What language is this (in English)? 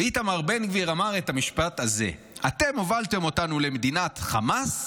Hebrew